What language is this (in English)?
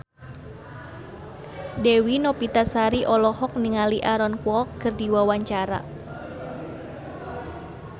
Sundanese